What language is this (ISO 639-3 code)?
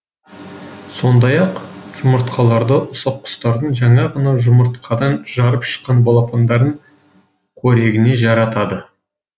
kaz